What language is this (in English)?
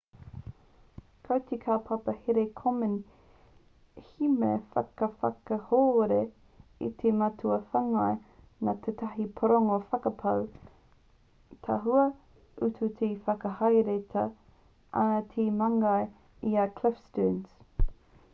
Māori